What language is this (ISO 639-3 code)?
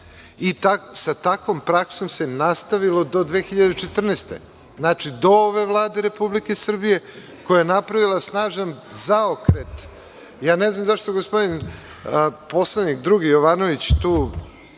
srp